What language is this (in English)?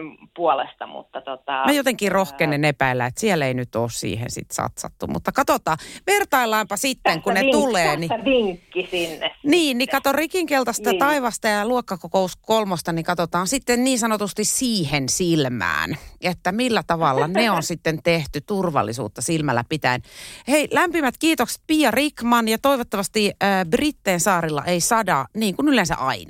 Finnish